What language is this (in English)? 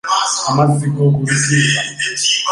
Ganda